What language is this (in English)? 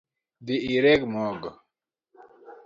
Luo (Kenya and Tanzania)